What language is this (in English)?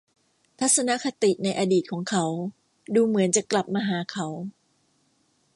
Thai